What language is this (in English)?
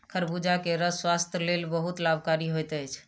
Maithili